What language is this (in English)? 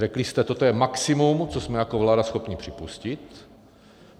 Czech